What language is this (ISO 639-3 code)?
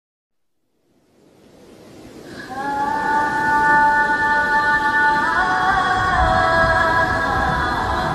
ara